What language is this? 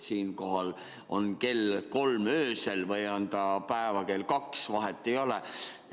Estonian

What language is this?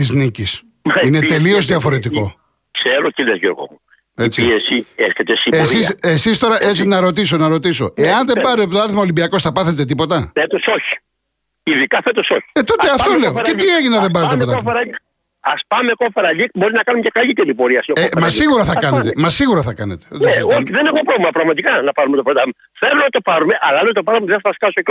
Greek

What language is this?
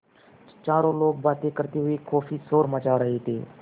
Hindi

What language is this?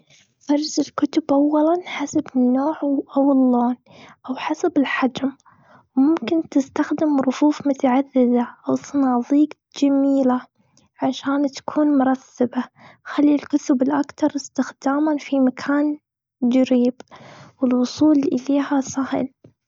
Gulf Arabic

